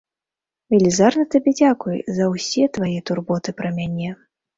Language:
Belarusian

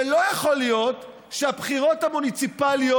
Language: Hebrew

